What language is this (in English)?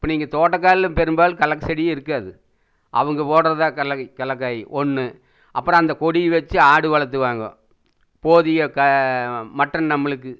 Tamil